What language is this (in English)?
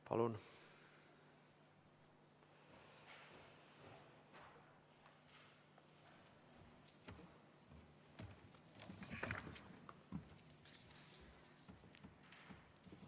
Estonian